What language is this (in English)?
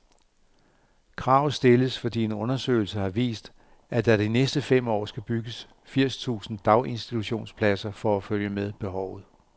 Danish